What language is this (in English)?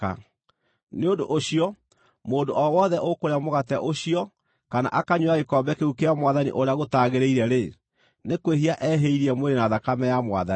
Kikuyu